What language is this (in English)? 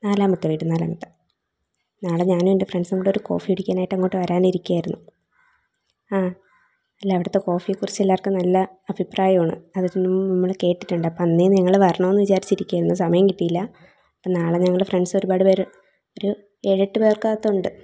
Malayalam